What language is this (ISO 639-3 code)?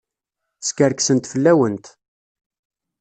kab